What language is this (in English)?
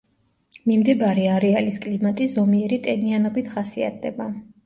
Georgian